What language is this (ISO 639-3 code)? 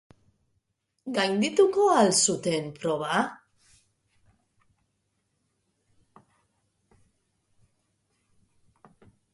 eus